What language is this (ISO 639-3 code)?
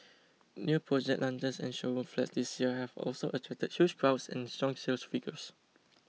eng